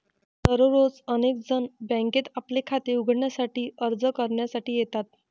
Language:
Marathi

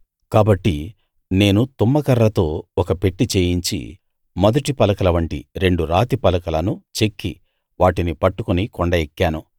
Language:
Telugu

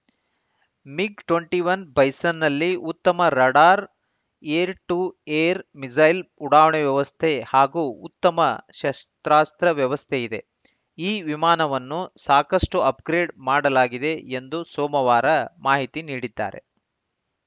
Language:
Kannada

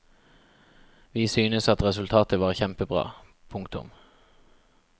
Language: Norwegian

